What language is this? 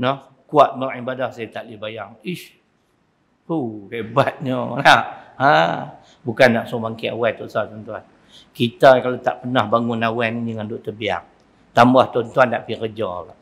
Malay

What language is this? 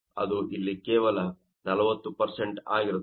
Kannada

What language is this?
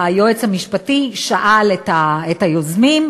Hebrew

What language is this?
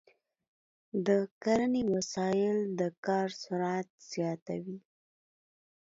Pashto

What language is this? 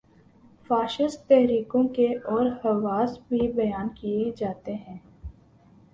Urdu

